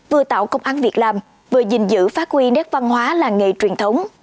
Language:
Vietnamese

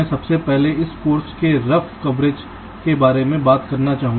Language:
Hindi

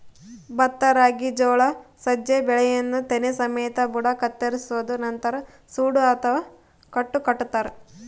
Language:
Kannada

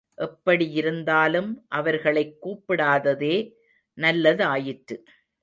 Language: Tamil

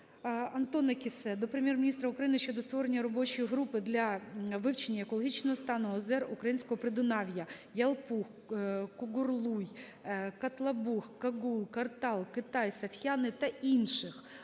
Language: Ukrainian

